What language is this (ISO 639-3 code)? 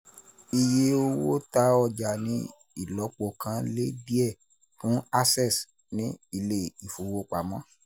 yor